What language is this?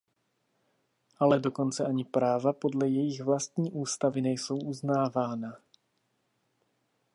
Czech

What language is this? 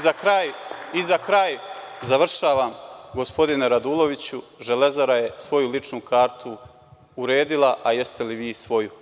Serbian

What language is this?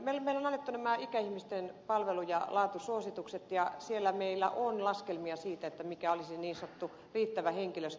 Finnish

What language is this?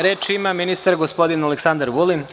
Serbian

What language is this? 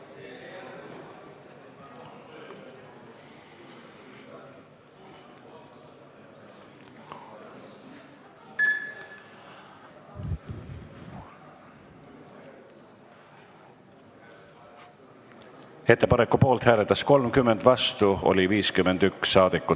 Estonian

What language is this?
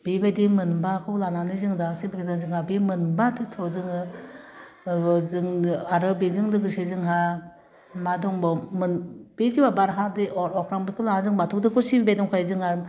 Bodo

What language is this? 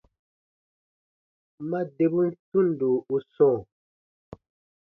Baatonum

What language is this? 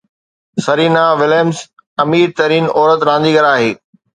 Sindhi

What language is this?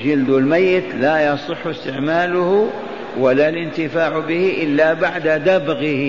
Arabic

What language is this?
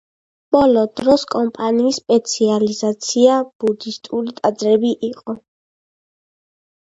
Georgian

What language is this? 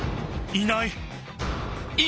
Japanese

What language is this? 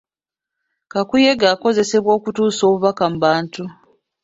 Ganda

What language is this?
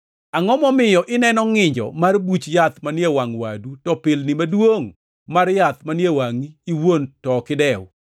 Luo (Kenya and Tanzania)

